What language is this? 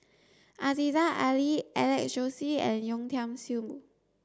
English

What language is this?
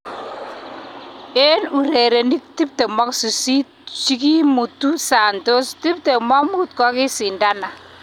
Kalenjin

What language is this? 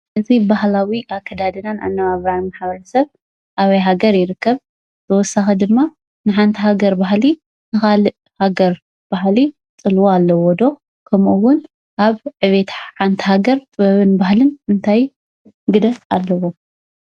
Tigrinya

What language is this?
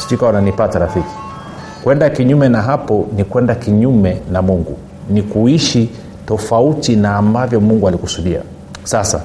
Swahili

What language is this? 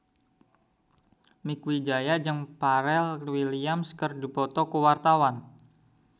Sundanese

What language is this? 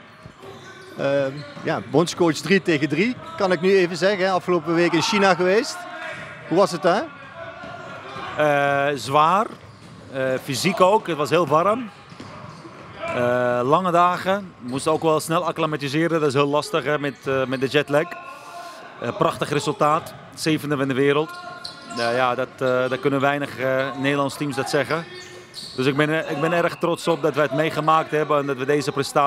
Dutch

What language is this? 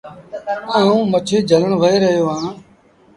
Sindhi Bhil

